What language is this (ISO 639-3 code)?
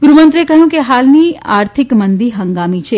guj